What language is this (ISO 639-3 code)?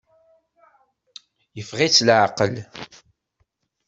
kab